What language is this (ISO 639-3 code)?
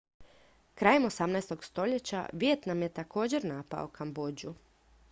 hrv